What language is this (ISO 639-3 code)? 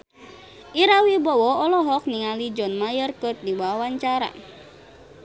sun